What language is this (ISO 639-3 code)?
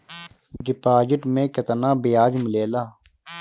bho